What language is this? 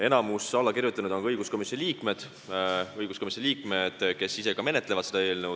Estonian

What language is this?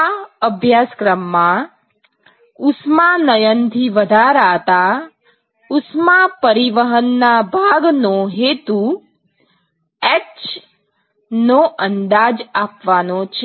Gujarati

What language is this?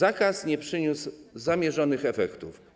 Polish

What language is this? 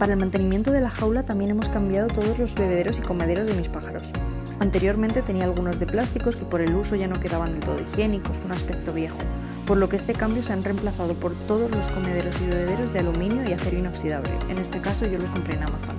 Spanish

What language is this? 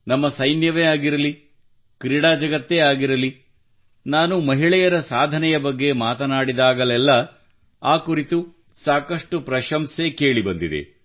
Kannada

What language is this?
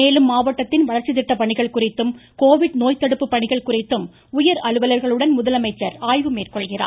Tamil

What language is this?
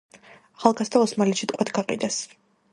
Georgian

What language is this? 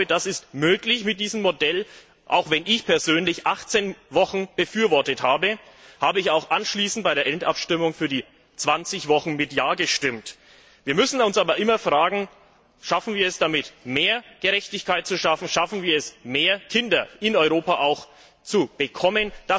German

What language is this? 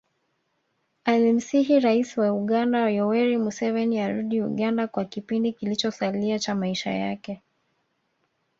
Swahili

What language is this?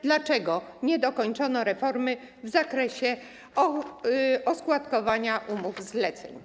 Polish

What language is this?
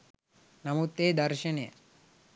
Sinhala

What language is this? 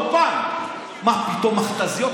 Hebrew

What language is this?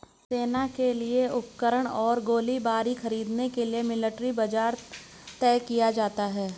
Hindi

